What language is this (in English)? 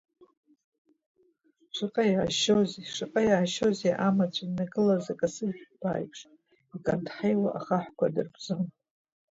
Abkhazian